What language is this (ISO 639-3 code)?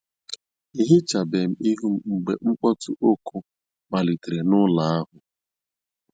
ibo